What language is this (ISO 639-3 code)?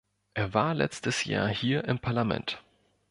deu